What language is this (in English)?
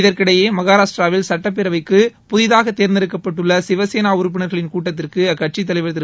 Tamil